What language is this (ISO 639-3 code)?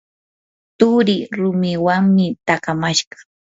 qur